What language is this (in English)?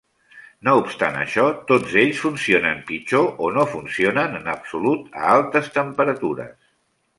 Catalan